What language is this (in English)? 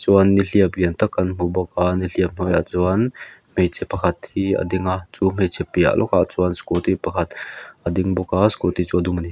Mizo